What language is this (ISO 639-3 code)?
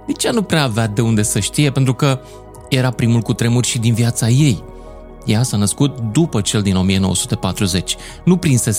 ron